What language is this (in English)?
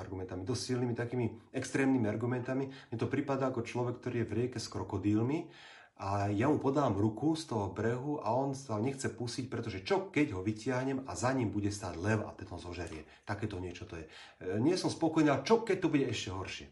Slovak